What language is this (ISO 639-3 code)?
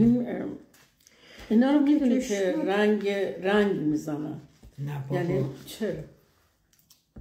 fas